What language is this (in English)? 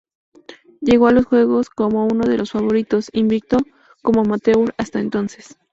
Spanish